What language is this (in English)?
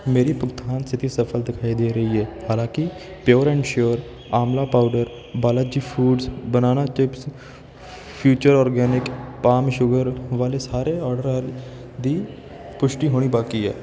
Punjabi